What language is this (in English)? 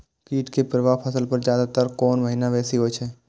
Maithili